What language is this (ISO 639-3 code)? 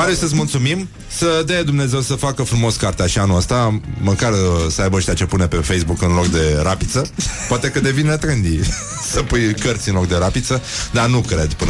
ron